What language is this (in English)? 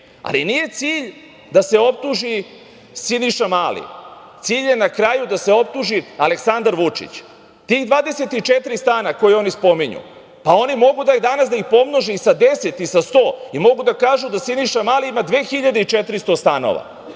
Serbian